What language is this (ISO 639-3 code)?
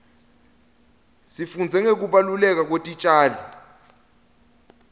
ssw